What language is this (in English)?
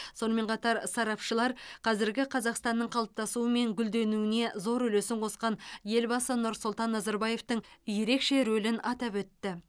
Kazakh